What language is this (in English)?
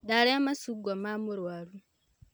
Kikuyu